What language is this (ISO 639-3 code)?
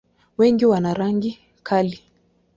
swa